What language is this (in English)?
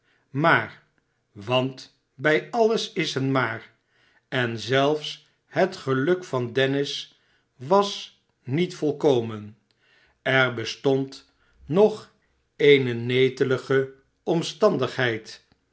Dutch